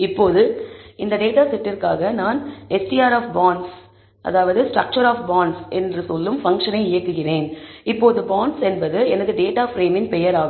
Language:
Tamil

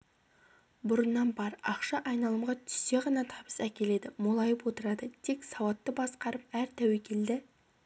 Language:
Kazakh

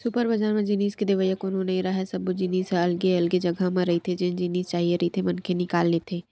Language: Chhattisgarhi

